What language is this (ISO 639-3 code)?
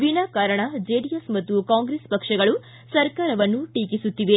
kan